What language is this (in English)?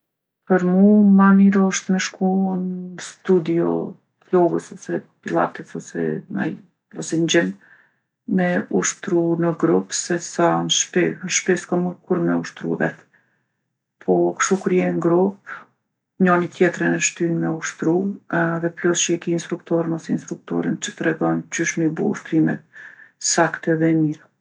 Gheg Albanian